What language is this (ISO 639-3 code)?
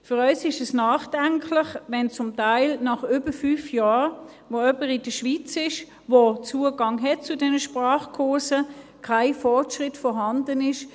gsw